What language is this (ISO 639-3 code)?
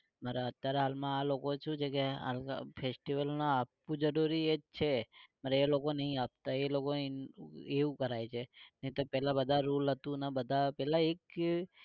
guj